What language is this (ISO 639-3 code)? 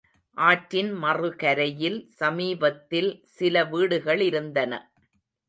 tam